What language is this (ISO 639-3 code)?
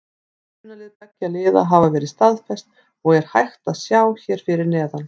isl